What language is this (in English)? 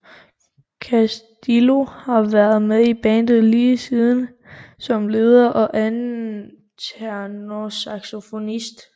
Danish